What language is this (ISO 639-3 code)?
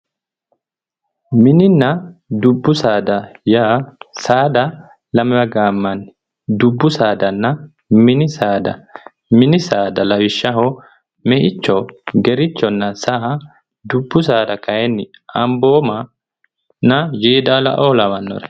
sid